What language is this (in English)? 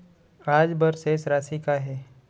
Chhattisgarhi